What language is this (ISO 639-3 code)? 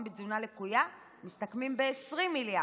heb